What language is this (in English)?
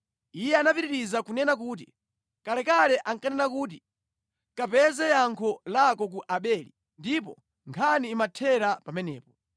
Nyanja